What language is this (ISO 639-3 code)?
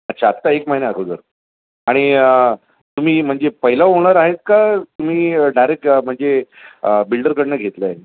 mar